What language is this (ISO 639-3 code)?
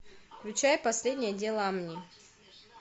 rus